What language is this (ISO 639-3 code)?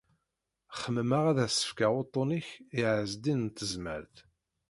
kab